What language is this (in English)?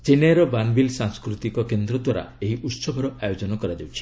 Odia